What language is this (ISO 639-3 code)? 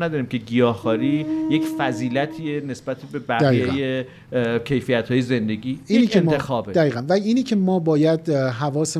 fas